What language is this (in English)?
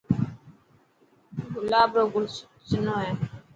Dhatki